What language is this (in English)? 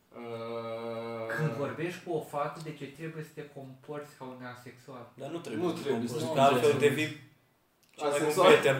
Romanian